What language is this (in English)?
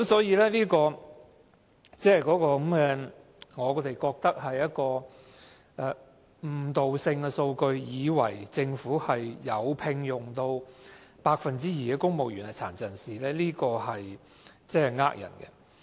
Cantonese